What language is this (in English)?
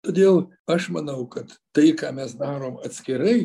Lithuanian